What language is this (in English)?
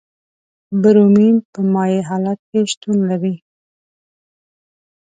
Pashto